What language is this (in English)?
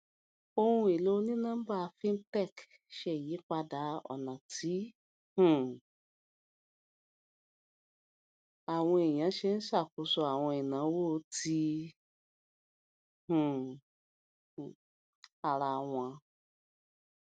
Yoruba